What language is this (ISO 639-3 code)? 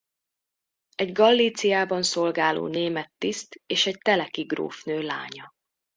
hun